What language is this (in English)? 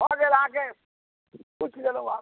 Maithili